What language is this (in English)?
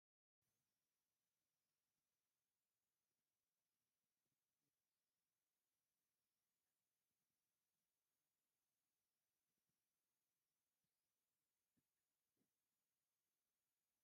Tigrinya